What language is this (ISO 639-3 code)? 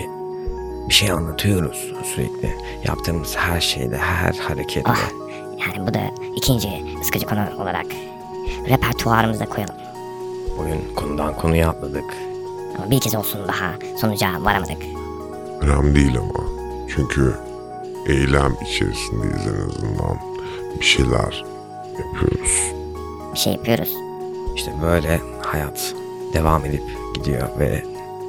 tur